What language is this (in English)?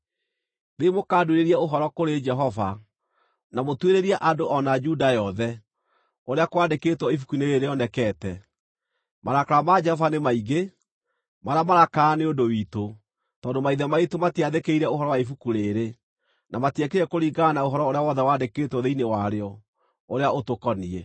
Kikuyu